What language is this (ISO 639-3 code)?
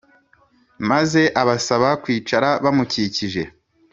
kin